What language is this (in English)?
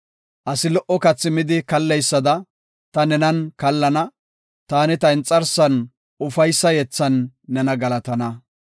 Gofa